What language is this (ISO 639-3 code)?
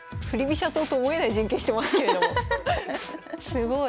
jpn